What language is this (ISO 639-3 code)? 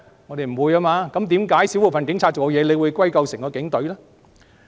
yue